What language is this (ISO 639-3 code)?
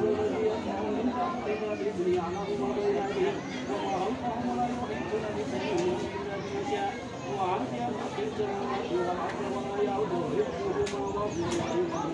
ind